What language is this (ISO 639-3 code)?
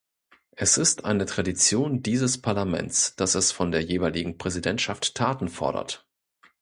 deu